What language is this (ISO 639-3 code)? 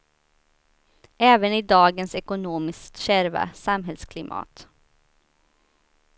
swe